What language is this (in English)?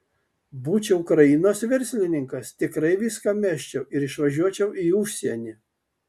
Lithuanian